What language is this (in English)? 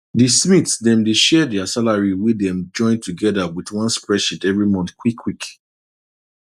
Nigerian Pidgin